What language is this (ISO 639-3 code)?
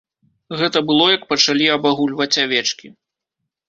bel